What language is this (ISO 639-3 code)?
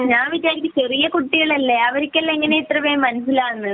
mal